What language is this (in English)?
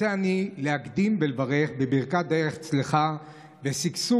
Hebrew